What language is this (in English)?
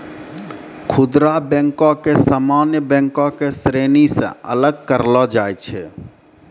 Maithili